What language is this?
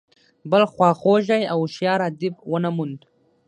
Pashto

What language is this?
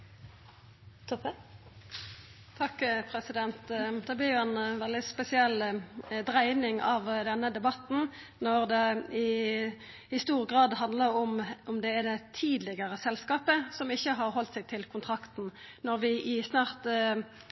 Norwegian Nynorsk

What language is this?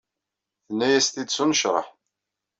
Kabyle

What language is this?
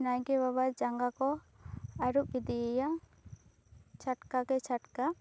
Santali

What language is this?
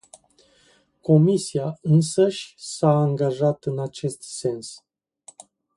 Romanian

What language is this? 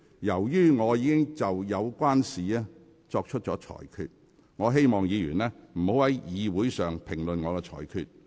Cantonese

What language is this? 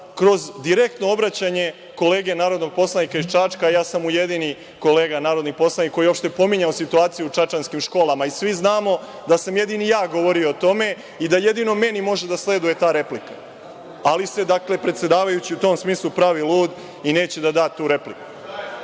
Serbian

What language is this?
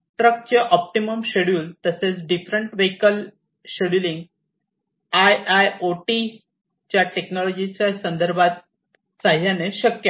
Marathi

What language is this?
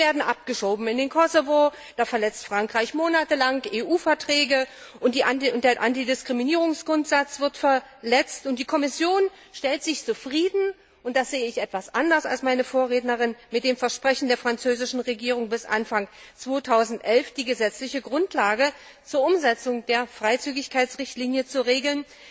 German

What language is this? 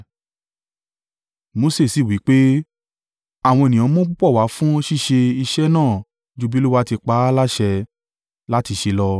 Yoruba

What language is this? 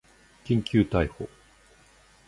Japanese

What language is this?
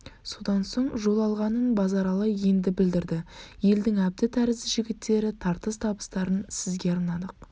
Kazakh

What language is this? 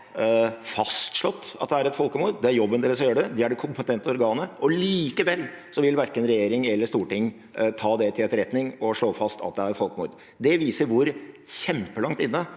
Norwegian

